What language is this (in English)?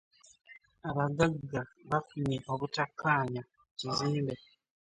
Ganda